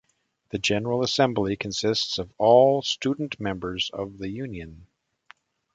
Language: English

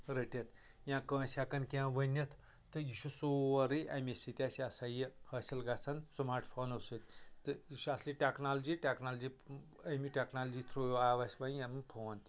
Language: Kashmiri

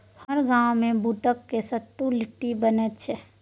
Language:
Maithili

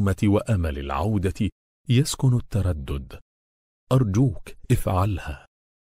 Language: Arabic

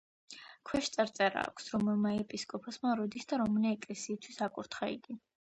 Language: Georgian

